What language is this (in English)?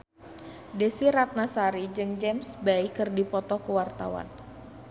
Sundanese